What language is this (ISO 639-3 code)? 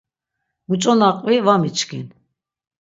lzz